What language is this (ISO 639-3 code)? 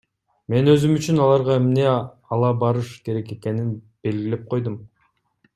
kir